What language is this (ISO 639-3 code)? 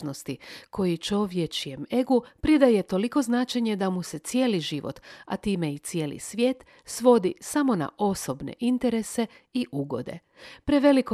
hrv